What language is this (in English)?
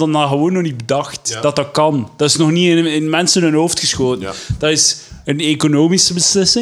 Dutch